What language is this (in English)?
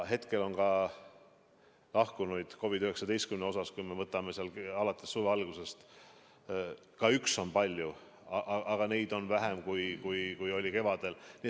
Estonian